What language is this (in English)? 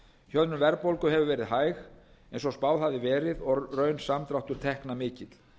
Icelandic